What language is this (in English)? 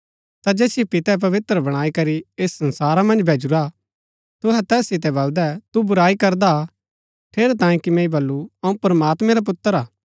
Gaddi